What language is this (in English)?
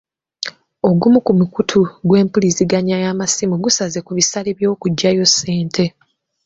Ganda